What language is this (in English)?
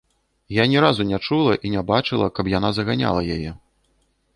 Belarusian